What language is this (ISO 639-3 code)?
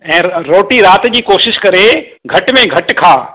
snd